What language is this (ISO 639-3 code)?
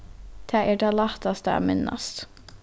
fao